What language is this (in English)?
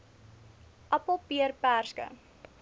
Afrikaans